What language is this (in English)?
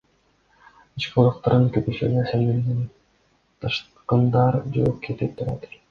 Kyrgyz